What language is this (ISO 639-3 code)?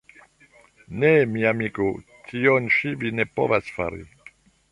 epo